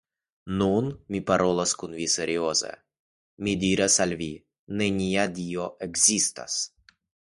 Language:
Esperanto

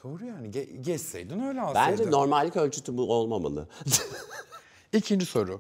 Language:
Turkish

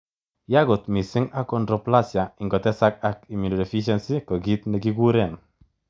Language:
Kalenjin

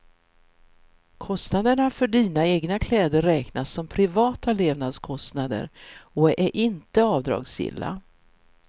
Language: Swedish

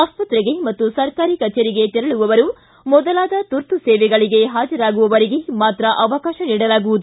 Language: Kannada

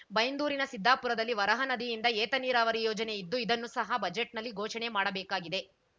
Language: Kannada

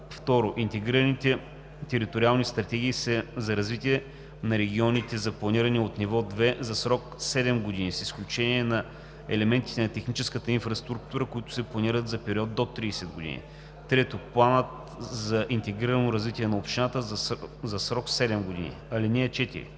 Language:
Bulgarian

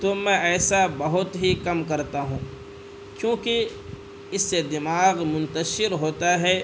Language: Urdu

